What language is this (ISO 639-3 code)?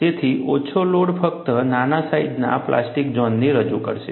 guj